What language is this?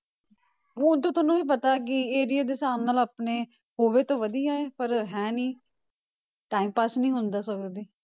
Punjabi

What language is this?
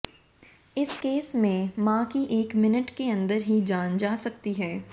Hindi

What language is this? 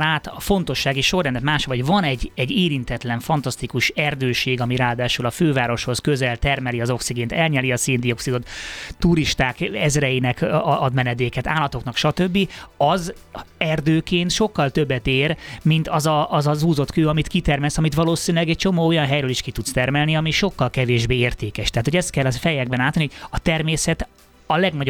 Hungarian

